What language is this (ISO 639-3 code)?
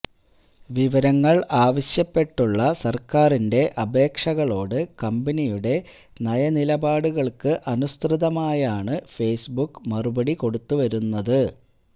mal